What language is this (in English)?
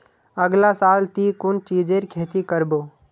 Magahi